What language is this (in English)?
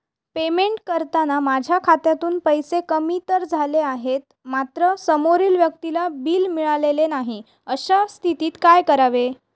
Marathi